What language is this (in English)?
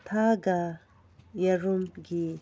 Manipuri